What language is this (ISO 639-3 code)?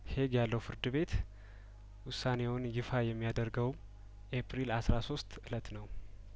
amh